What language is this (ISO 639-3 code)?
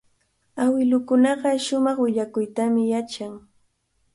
qvl